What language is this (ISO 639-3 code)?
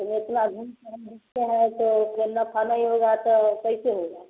hin